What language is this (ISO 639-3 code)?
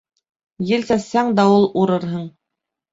bak